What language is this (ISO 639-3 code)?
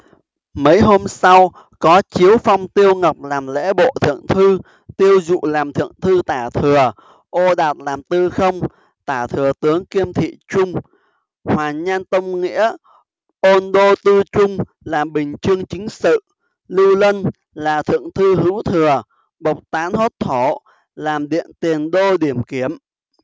vie